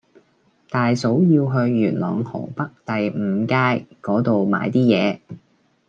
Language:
Cantonese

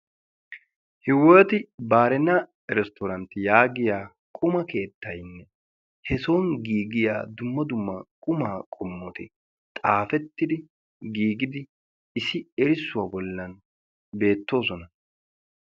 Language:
Wolaytta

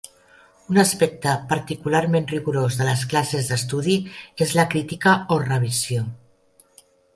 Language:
Catalan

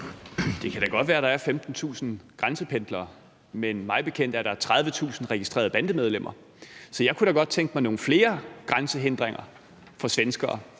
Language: Danish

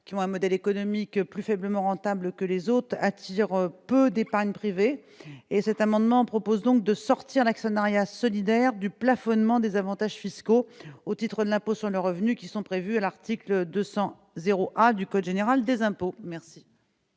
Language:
French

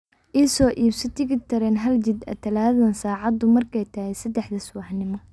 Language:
Somali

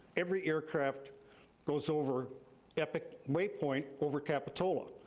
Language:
English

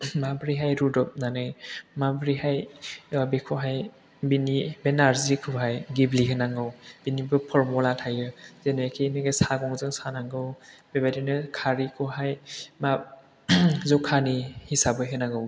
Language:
Bodo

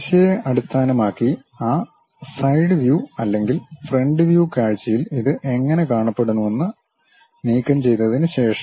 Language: Malayalam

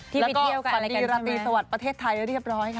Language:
Thai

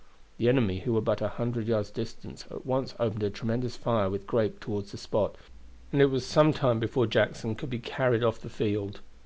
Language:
English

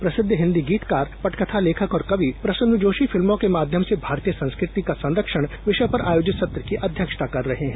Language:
Hindi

